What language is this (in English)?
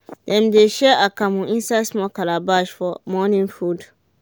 Nigerian Pidgin